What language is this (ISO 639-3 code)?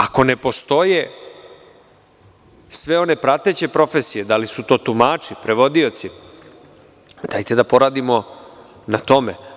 srp